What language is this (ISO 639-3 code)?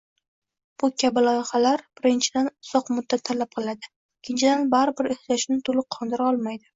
uzb